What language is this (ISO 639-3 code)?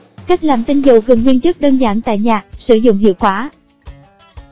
vie